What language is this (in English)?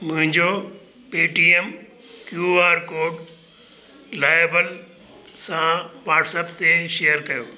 Sindhi